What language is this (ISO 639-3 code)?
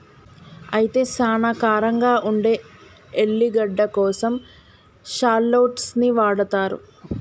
tel